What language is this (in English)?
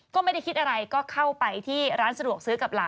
Thai